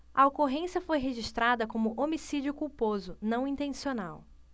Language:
Portuguese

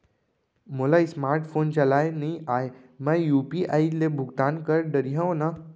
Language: Chhattisgarhi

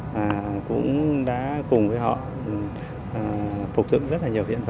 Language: Vietnamese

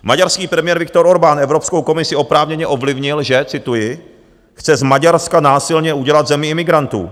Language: Czech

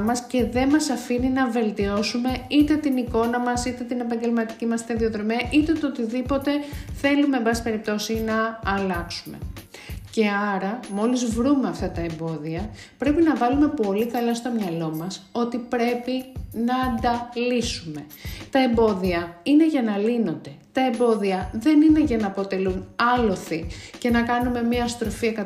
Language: Greek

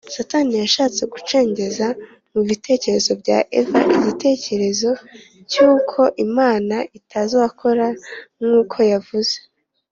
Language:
Kinyarwanda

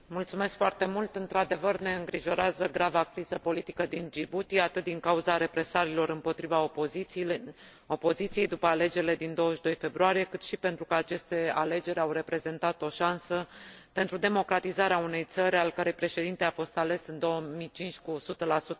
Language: Romanian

